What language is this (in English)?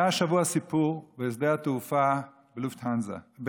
Hebrew